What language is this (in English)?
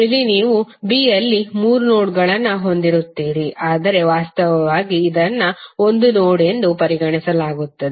Kannada